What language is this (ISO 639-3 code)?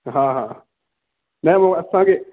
snd